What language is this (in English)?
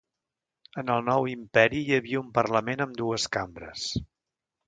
Catalan